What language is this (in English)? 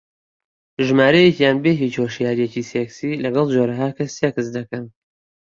Central Kurdish